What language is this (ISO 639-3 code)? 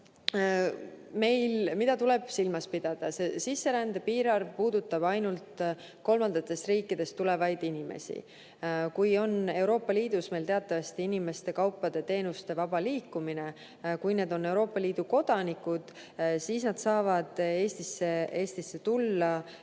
est